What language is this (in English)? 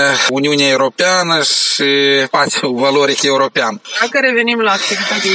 Romanian